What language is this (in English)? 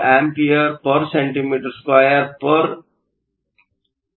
Kannada